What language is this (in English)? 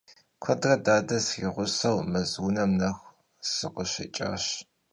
Kabardian